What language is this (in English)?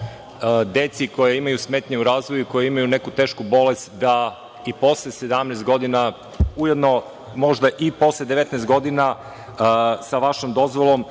Serbian